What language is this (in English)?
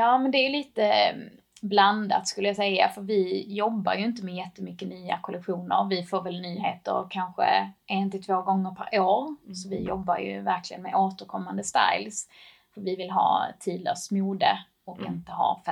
Swedish